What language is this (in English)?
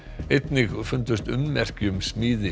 Icelandic